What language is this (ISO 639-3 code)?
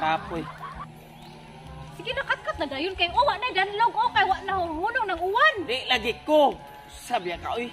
ind